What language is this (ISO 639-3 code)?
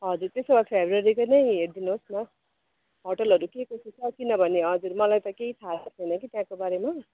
nep